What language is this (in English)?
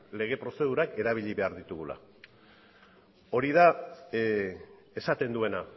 Basque